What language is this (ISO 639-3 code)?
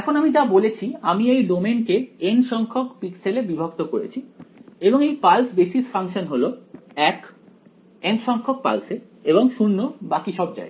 ben